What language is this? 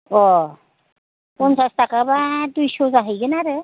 Bodo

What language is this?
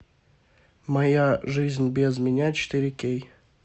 Russian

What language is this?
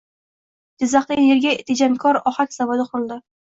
Uzbek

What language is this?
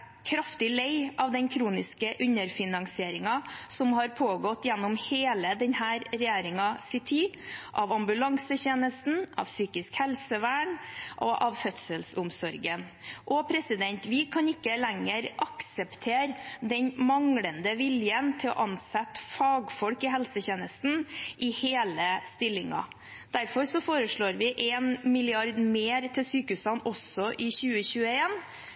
Norwegian Bokmål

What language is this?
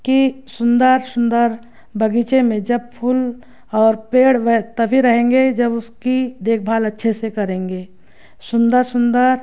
Hindi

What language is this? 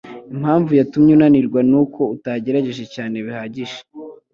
Kinyarwanda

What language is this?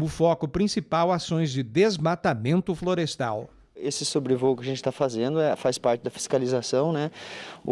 Portuguese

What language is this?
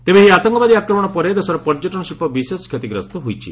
Odia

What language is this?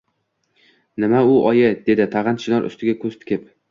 Uzbek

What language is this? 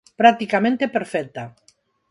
Galician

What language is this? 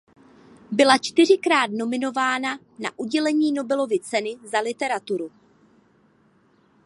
Czech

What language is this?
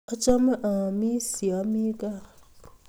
Kalenjin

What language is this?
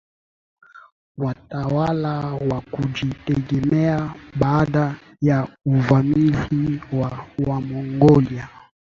Swahili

